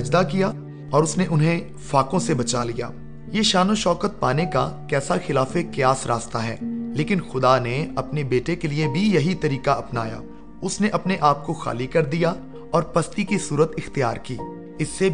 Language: Urdu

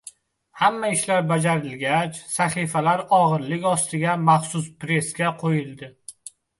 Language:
Uzbek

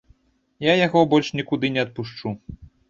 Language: Belarusian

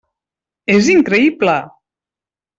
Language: Catalan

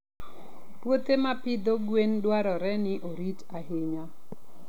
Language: Luo (Kenya and Tanzania)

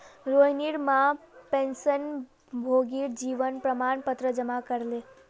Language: Magahi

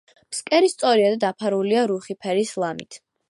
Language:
Georgian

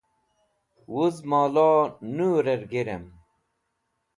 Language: Wakhi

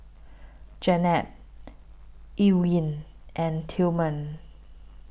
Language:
English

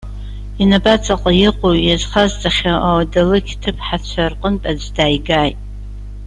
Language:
Abkhazian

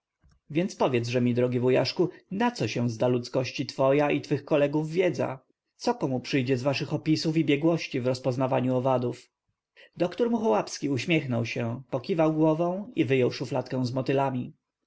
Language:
Polish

